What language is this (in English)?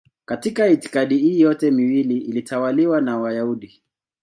Swahili